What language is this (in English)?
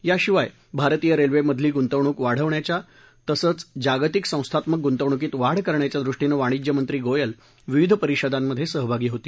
Marathi